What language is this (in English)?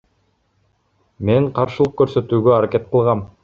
Kyrgyz